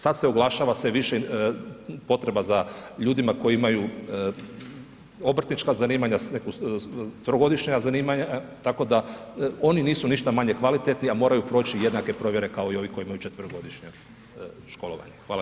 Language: Croatian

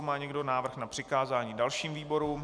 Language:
Czech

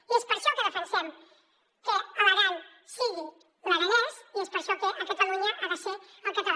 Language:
Catalan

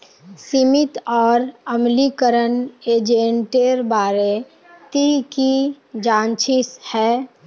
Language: Magahi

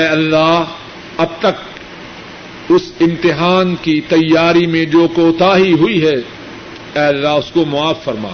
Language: Urdu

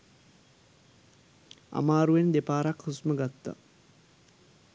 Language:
Sinhala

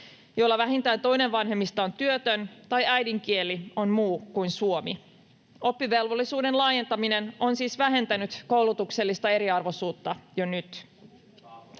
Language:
Finnish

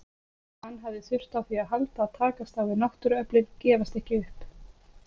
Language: Icelandic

